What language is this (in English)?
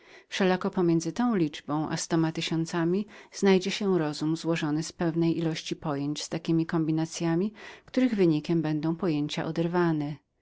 Polish